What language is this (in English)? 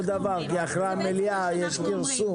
Hebrew